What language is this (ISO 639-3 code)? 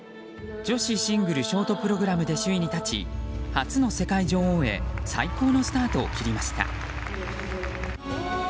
jpn